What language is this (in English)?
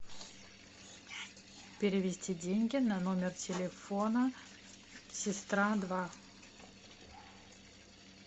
Russian